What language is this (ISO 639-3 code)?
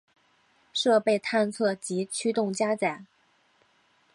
zho